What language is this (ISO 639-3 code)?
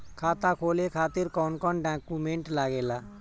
bho